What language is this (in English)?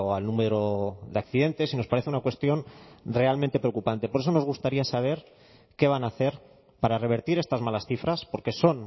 Spanish